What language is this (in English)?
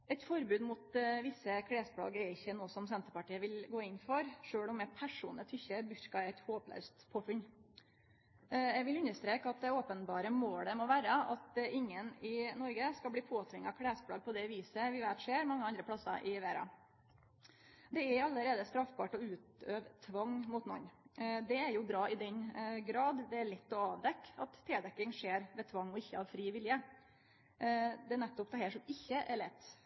Norwegian Nynorsk